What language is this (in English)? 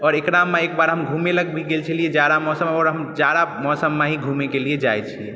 Maithili